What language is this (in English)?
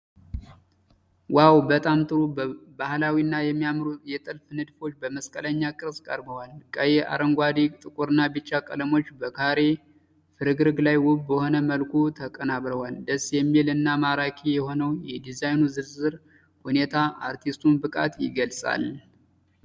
Amharic